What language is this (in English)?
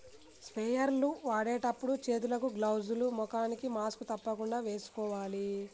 Telugu